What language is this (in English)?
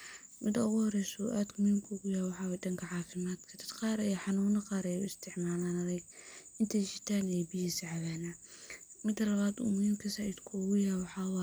Somali